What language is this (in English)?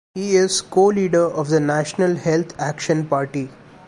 English